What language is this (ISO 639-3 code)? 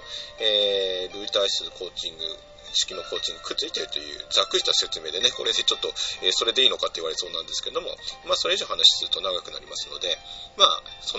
jpn